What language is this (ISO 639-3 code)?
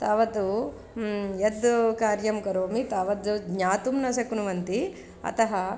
san